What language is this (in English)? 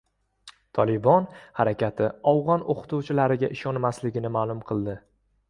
Uzbek